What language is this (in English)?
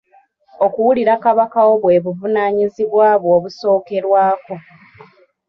Ganda